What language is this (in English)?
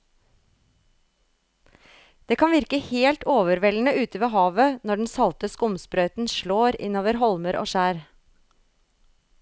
Norwegian